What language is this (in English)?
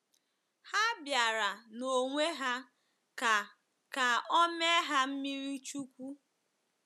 Igbo